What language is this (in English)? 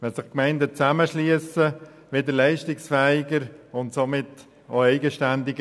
Swiss German